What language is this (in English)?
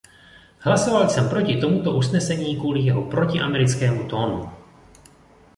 Czech